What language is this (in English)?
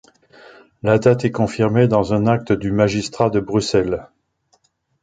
French